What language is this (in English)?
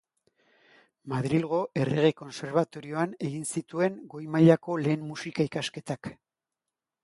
Basque